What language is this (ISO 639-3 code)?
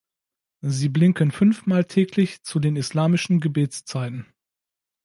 deu